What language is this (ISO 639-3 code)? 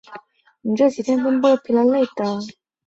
zho